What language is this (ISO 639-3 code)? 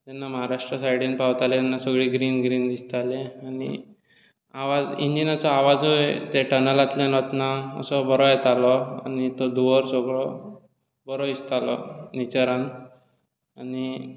kok